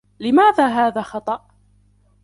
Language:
Arabic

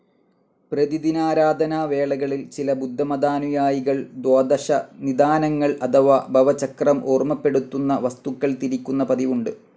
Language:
Malayalam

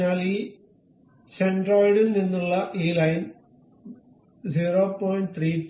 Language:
Malayalam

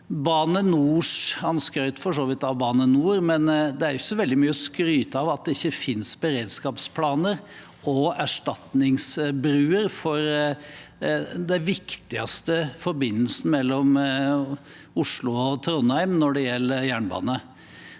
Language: Norwegian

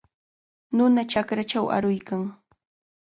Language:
Cajatambo North Lima Quechua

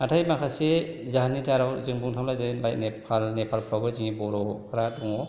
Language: Bodo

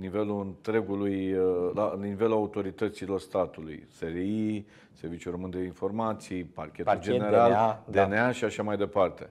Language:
Romanian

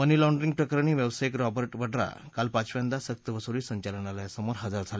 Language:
Marathi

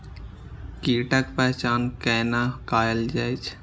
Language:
Maithili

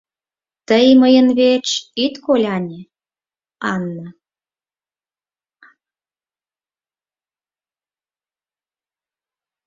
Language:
Mari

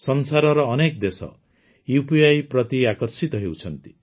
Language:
Odia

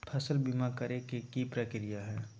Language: Magahi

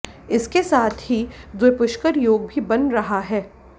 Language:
Hindi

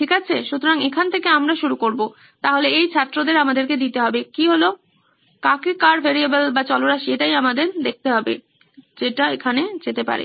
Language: Bangla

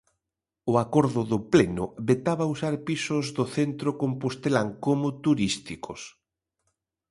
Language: Galician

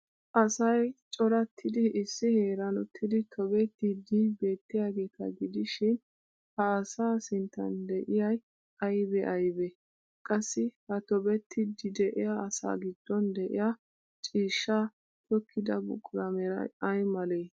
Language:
Wolaytta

